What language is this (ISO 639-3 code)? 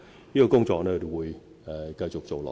yue